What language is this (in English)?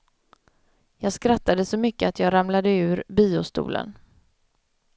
Swedish